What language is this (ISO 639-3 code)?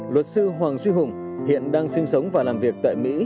vie